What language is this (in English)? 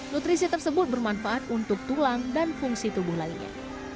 Indonesian